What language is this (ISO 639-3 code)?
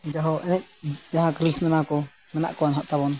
sat